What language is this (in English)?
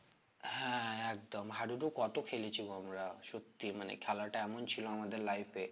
Bangla